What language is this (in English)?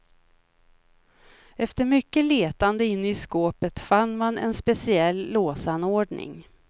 Swedish